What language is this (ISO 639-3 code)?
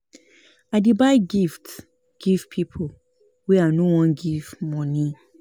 pcm